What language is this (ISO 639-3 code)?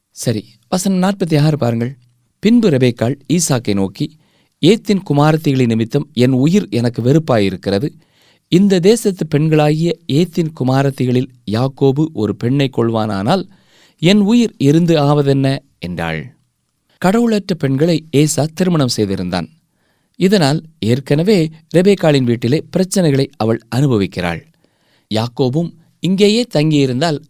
tam